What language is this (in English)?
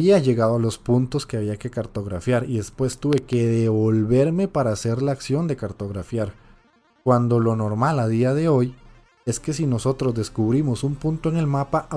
Spanish